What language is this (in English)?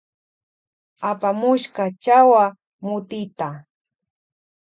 Loja Highland Quichua